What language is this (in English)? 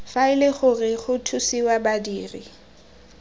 Tswana